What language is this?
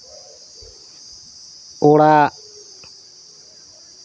Santali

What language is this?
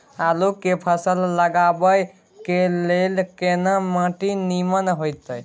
Maithili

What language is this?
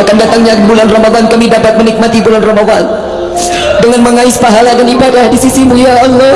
Malay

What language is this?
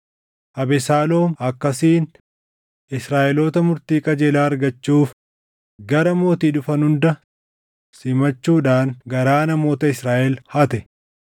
Oromo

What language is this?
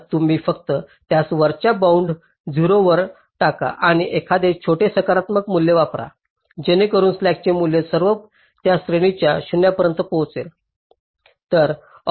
Marathi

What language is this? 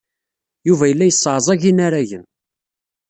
Kabyle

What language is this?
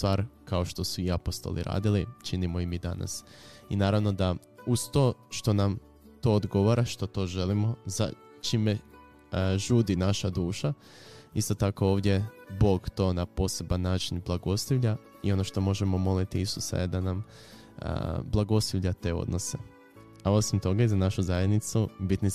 Croatian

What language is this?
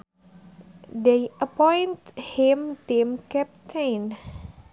Sundanese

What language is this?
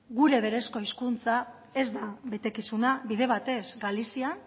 Basque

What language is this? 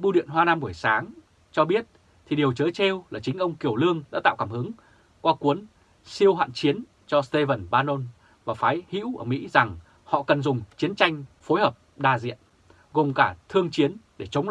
Vietnamese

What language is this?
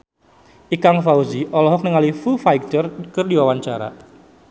Sundanese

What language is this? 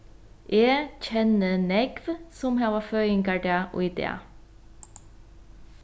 Faroese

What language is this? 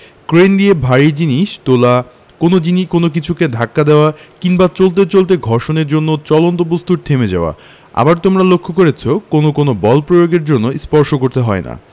Bangla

